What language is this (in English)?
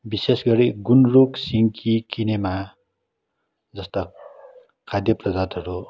Nepali